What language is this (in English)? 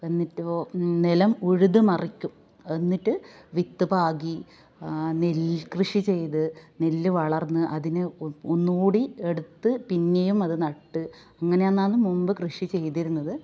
Malayalam